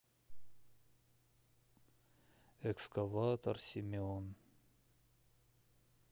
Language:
Russian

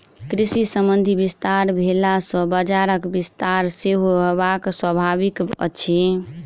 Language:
Maithili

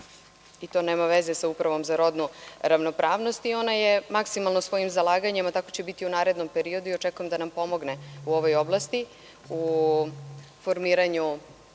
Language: Serbian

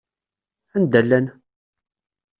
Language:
Kabyle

